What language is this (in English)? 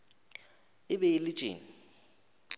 Northern Sotho